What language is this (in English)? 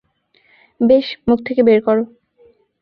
Bangla